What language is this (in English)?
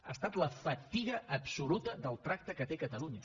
Catalan